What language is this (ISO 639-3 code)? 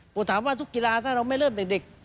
tha